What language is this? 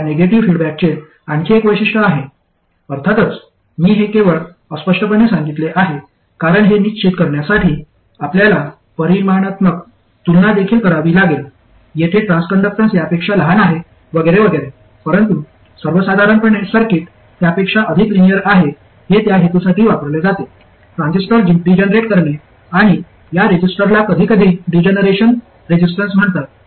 Marathi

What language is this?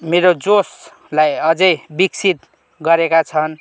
Nepali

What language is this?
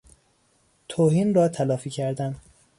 Persian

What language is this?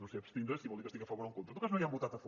Catalan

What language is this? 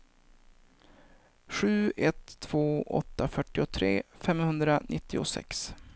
Swedish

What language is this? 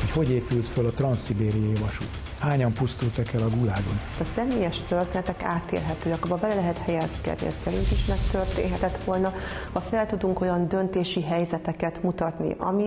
Hungarian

